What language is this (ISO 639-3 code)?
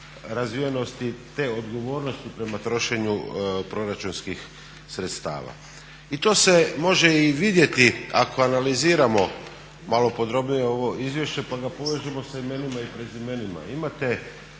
hrv